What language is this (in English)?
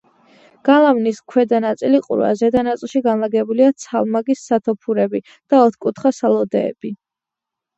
Georgian